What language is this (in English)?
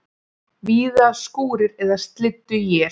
Icelandic